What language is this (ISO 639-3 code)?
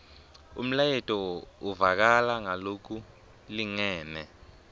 ssw